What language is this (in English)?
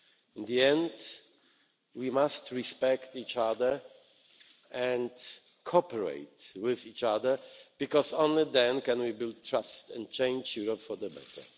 English